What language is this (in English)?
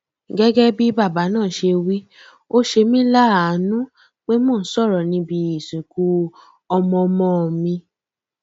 Yoruba